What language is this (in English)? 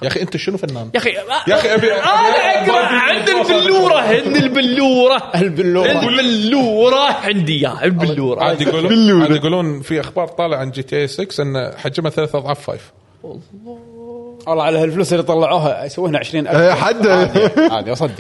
Arabic